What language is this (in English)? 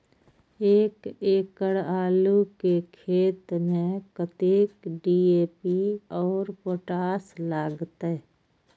Maithili